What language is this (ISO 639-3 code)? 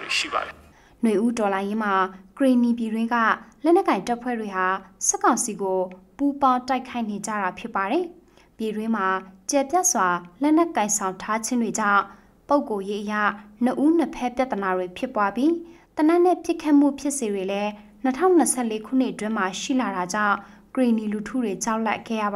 tha